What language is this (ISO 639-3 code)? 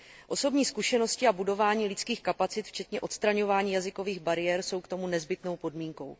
ces